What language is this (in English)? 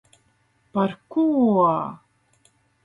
Latvian